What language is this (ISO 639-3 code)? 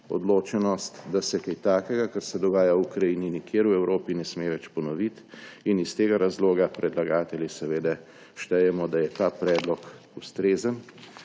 slv